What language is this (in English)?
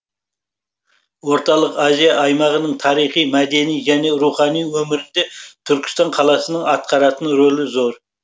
Kazakh